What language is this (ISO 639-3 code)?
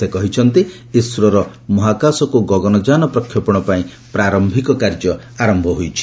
ori